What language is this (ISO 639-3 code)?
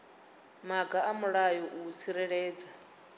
ven